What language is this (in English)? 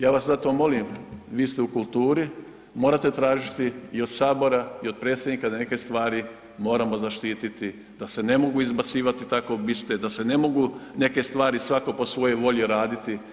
Croatian